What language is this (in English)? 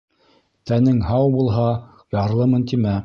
Bashkir